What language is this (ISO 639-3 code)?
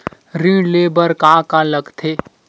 hne